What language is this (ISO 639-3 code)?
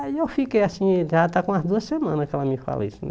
por